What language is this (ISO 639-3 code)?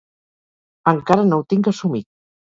cat